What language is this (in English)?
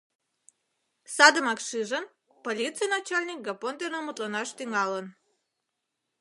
Mari